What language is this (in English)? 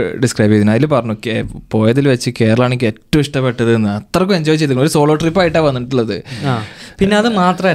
Malayalam